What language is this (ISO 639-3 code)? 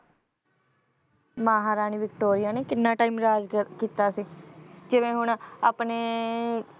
pan